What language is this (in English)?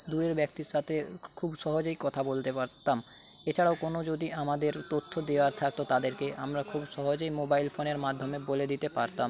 Bangla